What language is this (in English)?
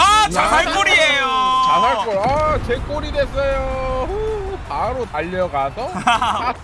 Korean